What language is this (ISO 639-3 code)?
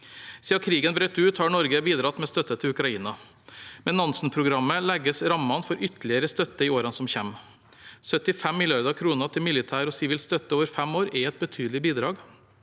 nor